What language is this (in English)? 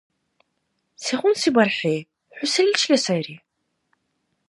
Dargwa